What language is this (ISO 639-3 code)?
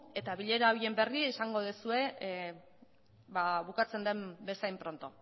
eus